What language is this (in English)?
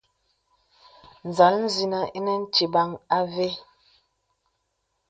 Bebele